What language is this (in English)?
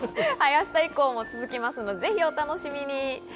Japanese